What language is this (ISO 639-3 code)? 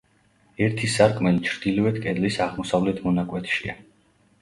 kat